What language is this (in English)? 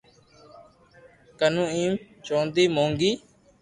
Loarki